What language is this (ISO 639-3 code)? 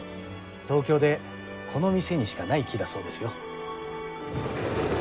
jpn